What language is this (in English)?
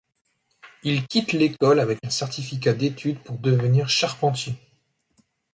French